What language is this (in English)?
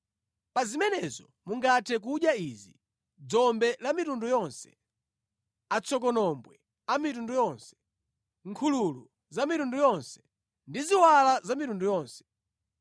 Nyanja